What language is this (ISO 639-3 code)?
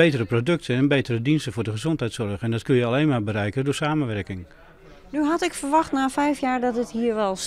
nld